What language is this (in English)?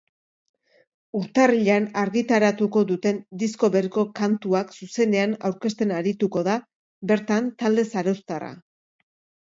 Basque